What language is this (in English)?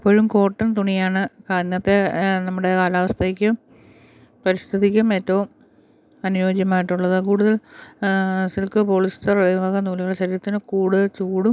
Malayalam